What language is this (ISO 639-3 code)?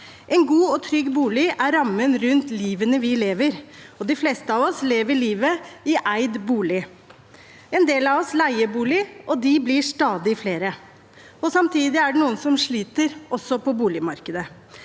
nor